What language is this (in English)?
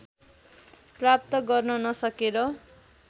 Nepali